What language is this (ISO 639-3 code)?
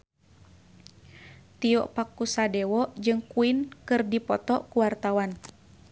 sun